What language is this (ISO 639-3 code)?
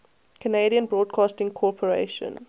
eng